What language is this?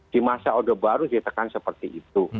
Indonesian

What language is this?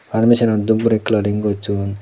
Chakma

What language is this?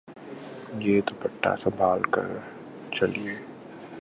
Urdu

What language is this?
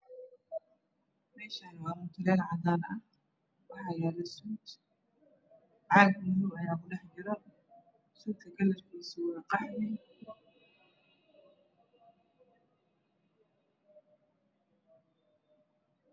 Somali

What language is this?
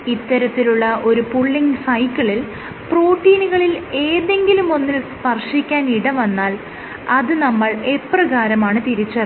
Malayalam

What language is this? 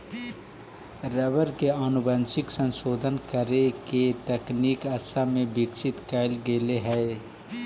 Magahi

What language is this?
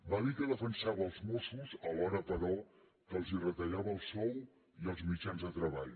Catalan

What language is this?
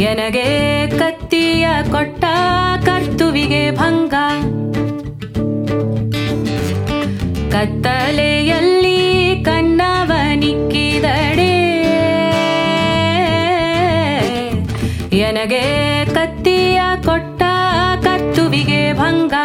Kannada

